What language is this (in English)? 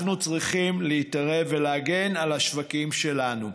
Hebrew